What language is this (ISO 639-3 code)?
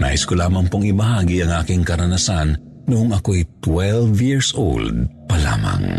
fil